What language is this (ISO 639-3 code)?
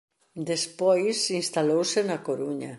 glg